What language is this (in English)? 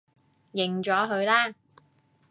Cantonese